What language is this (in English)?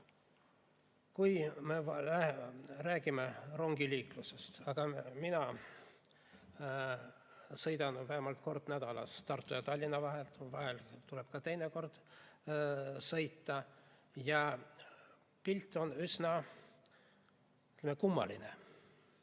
Estonian